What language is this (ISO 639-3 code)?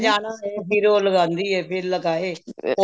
pan